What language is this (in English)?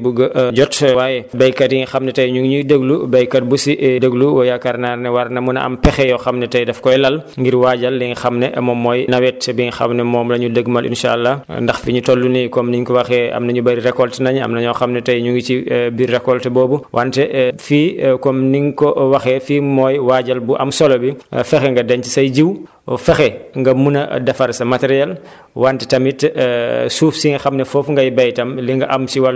Wolof